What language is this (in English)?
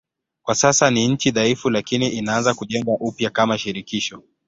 Swahili